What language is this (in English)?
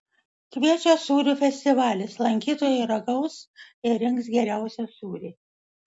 Lithuanian